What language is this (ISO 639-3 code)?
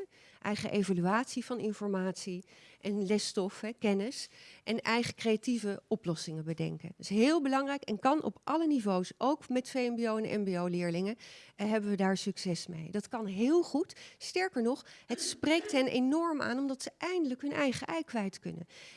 nld